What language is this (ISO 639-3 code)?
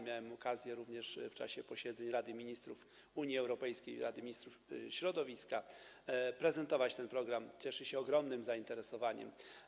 pol